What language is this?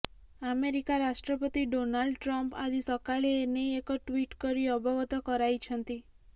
Odia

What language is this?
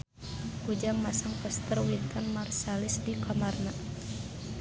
Sundanese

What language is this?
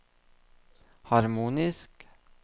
Norwegian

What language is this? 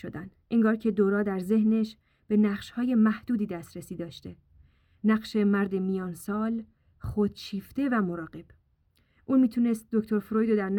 Persian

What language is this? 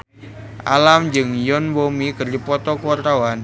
Sundanese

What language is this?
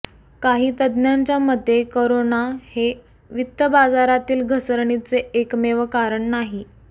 Marathi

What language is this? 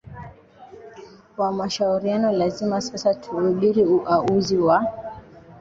Swahili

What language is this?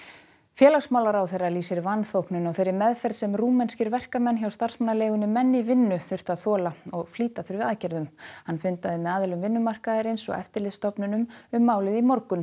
Icelandic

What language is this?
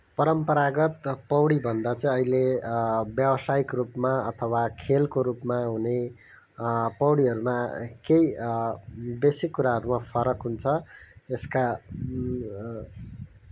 Nepali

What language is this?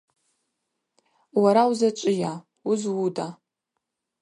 Abaza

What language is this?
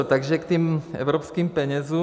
Czech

